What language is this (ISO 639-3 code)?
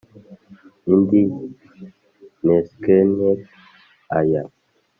kin